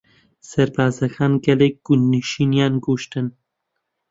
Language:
Central Kurdish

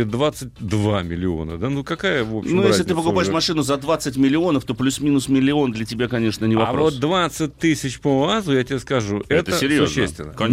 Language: Russian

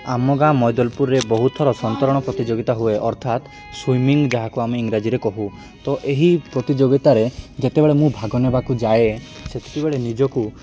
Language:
Odia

